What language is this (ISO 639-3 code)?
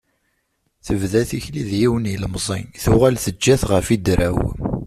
kab